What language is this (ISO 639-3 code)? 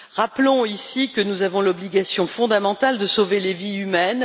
fra